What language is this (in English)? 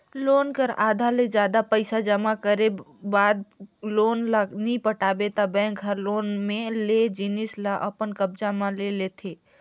Chhattisgarhi